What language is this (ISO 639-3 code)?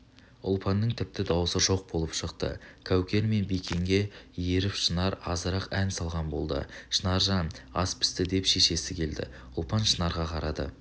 kaz